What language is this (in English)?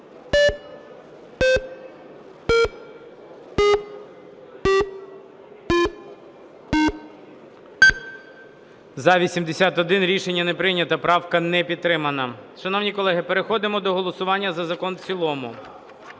Ukrainian